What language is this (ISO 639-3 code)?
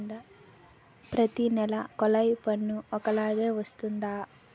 tel